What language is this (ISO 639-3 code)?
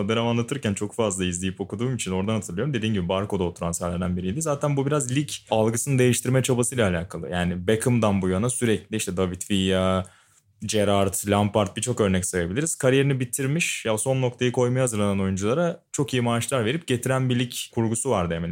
tur